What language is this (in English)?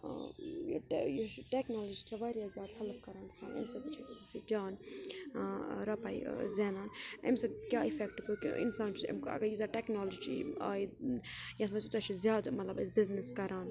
Kashmiri